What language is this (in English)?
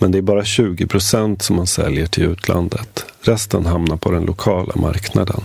Swedish